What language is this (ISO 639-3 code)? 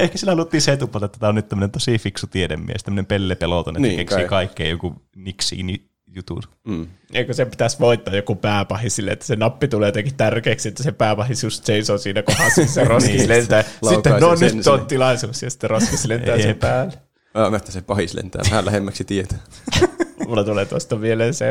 fin